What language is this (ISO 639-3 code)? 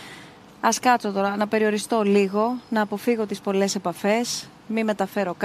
ell